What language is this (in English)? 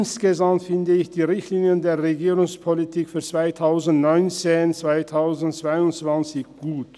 Swiss German